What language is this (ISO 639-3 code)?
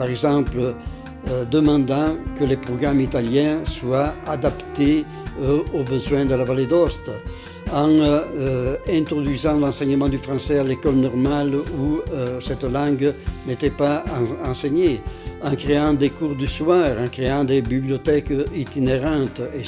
fra